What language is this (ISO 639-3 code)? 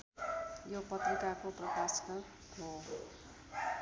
nep